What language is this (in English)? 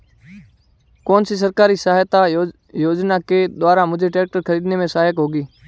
Hindi